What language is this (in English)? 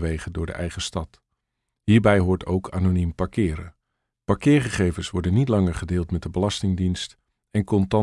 Dutch